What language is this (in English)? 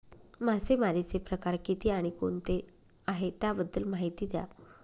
Marathi